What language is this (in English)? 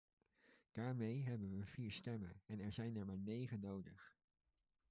Dutch